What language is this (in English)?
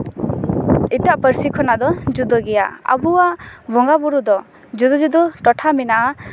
Santali